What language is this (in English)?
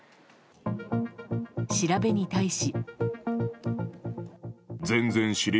Japanese